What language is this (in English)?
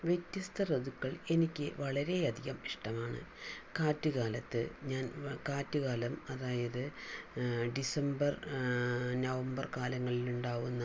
Malayalam